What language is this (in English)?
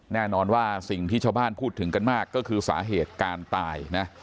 Thai